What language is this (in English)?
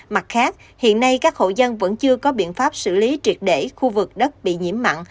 Vietnamese